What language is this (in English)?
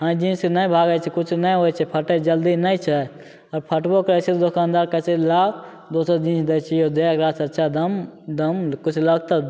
Maithili